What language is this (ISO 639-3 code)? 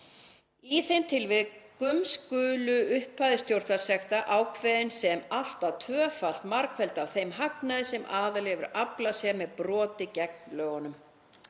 isl